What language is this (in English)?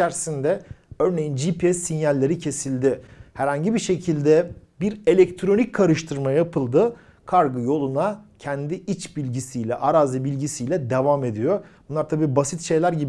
Turkish